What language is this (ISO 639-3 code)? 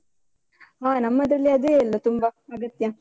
kan